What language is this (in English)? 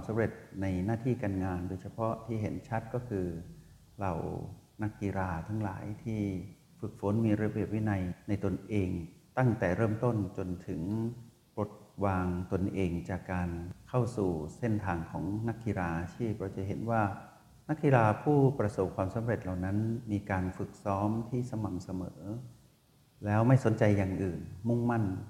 Thai